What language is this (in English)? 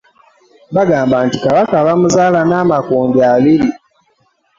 Ganda